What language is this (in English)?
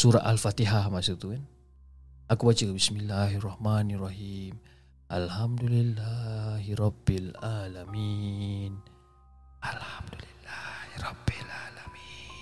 Malay